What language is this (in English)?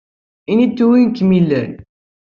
Kabyle